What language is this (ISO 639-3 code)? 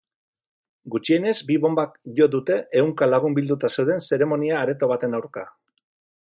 eus